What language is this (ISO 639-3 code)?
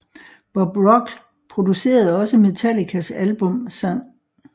dan